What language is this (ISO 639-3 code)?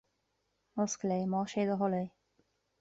gle